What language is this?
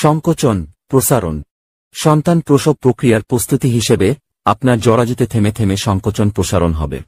Bangla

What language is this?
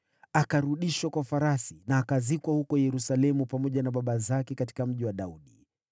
Swahili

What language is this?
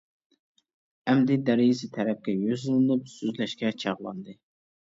Uyghur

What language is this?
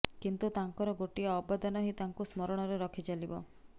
Odia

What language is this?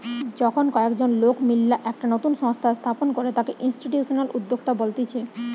Bangla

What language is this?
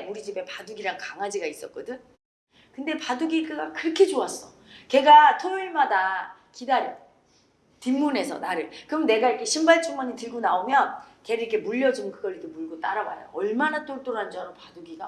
Korean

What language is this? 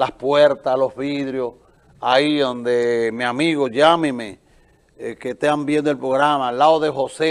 Spanish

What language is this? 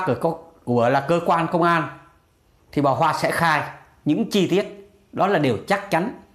Vietnamese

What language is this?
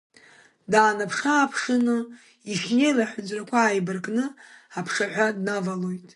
Abkhazian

